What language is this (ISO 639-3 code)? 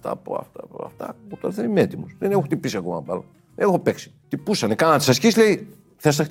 ell